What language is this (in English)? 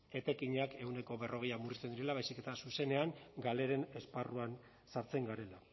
Basque